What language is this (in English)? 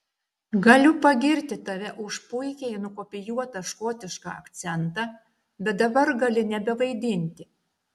Lithuanian